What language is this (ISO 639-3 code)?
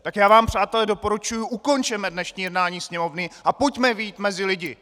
ces